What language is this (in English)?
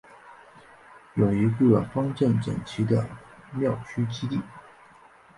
Chinese